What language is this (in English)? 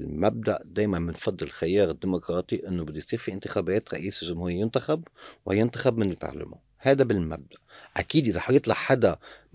Arabic